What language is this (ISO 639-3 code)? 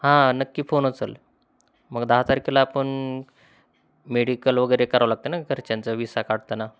mar